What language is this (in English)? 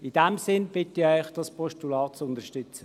Swiss German